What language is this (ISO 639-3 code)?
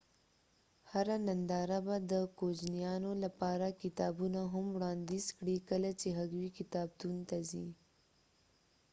pus